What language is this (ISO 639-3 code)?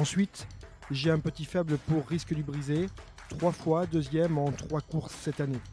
fra